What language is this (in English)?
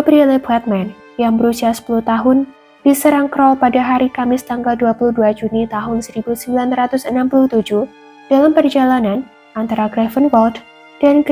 Indonesian